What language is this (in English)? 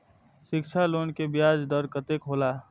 Maithili